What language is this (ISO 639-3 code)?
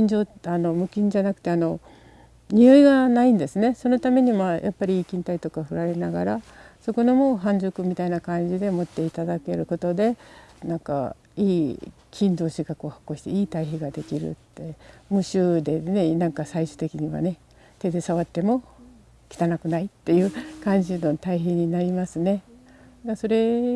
jpn